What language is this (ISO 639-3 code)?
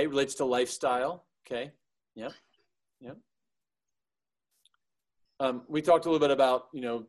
eng